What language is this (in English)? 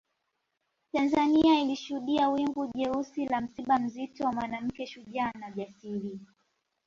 Swahili